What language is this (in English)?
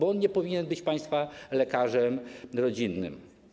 Polish